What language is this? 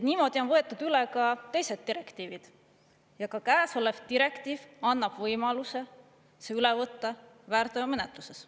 Estonian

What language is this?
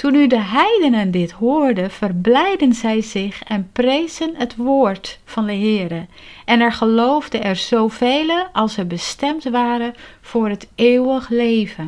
Dutch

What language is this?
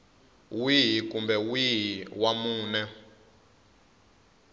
Tsonga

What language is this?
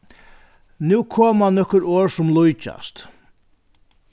Faroese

